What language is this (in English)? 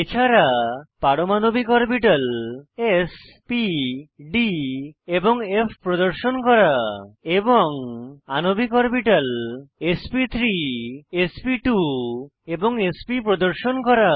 Bangla